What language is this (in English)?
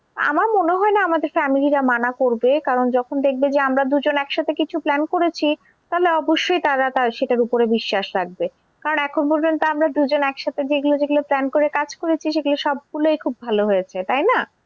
Bangla